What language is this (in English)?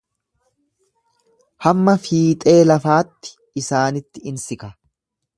Oromo